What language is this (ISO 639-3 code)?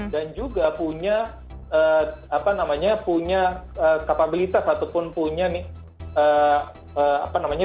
ind